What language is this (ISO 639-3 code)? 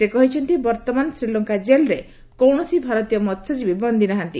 ori